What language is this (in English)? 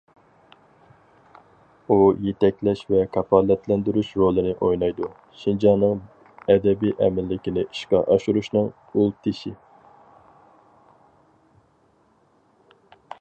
Uyghur